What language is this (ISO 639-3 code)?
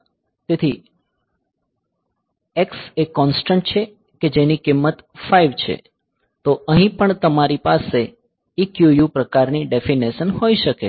guj